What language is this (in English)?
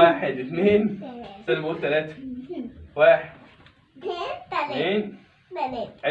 Arabic